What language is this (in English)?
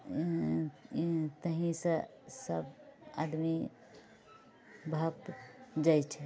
Maithili